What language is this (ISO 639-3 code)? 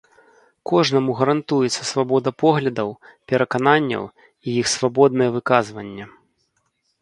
bel